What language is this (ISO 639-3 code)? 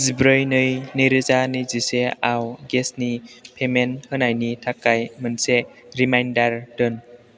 brx